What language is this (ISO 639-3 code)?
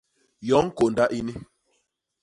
bas